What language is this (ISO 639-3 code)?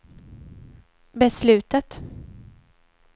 swe